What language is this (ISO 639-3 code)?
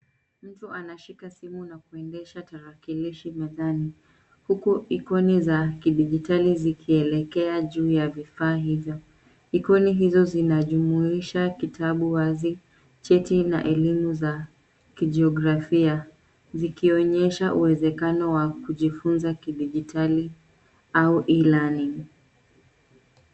swa